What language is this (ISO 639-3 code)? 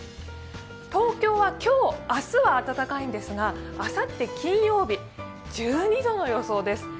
jpn